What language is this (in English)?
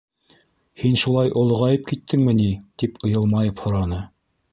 Bashkir